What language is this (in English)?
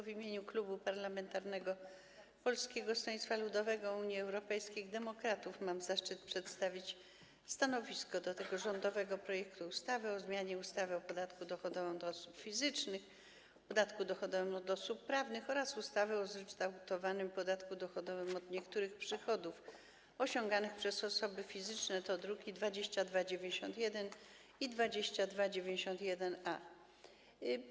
Polish